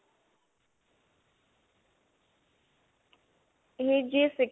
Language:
Punjabi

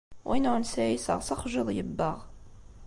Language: Kabyle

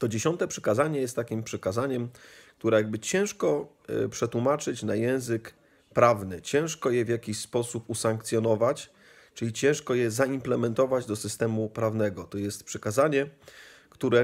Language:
Polish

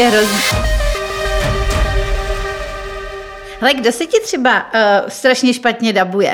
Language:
Czech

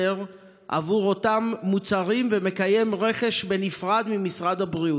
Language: Hebrew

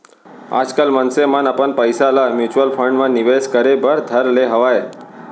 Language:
Chhattisgarhi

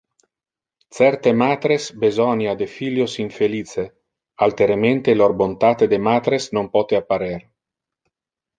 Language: Interlingua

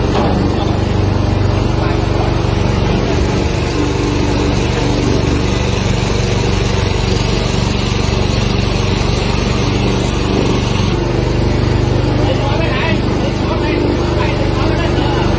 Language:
Thai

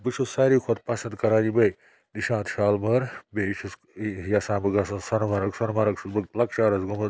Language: Kashmiri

